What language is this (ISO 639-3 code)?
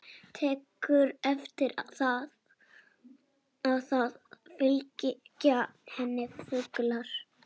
isl